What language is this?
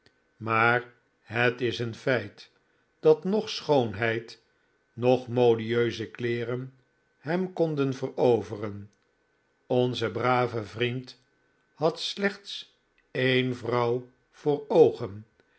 Dutch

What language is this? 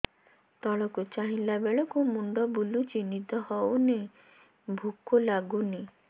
Odia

